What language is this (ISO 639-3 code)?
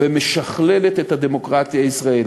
heb